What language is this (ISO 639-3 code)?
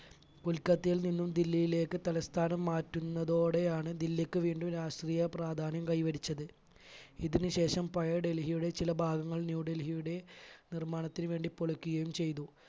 mal